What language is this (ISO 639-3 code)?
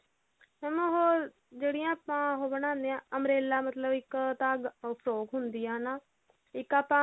pan